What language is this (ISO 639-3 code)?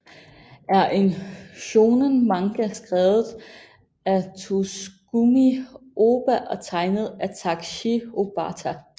dan